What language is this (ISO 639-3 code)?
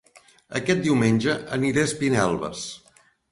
cat